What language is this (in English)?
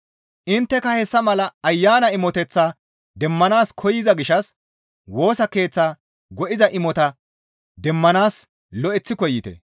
Gamo